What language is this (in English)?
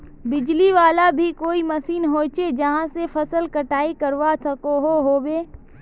Magahi